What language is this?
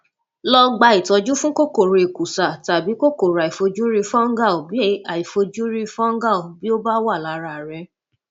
Yoruba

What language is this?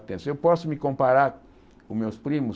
Portuguese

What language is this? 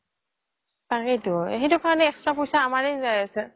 Assamese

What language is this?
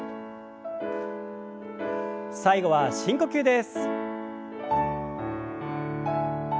Japanese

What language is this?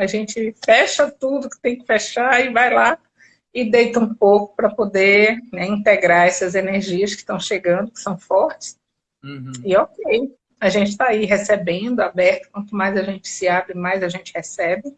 Portuguese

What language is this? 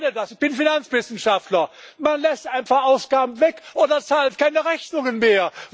German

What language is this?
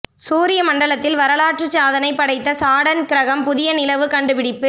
Tamil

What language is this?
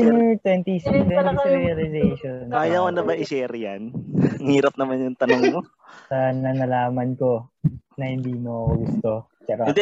Filipino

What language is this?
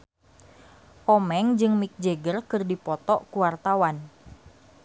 Sundanese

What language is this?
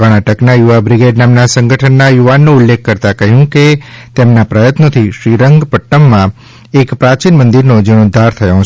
Gujarati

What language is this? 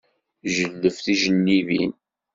Kabyle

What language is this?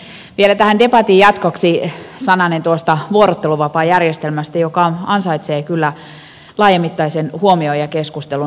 Finnish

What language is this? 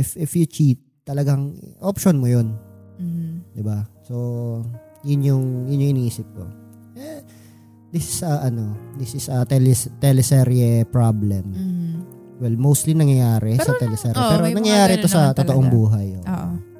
Filipino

